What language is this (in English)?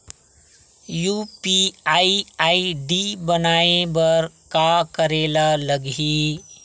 Chhattisgarhi